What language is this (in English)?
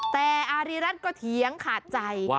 Thai